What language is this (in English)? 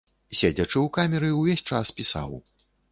Belarusian